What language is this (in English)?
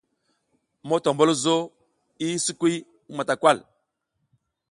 South Giziga